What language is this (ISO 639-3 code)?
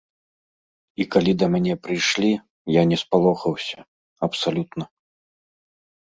bel